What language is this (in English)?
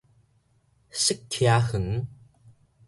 Min Nan Chinese